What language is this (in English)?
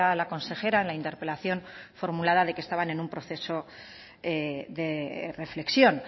Spanish